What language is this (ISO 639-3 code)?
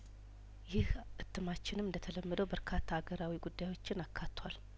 amh